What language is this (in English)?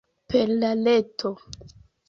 Esperanto